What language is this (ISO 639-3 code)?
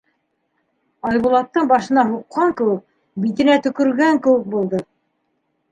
bak